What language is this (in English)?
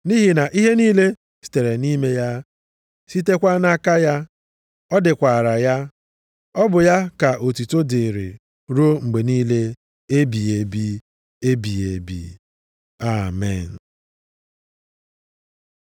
Igbo